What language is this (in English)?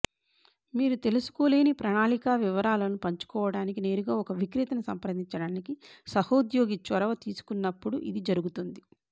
Telugu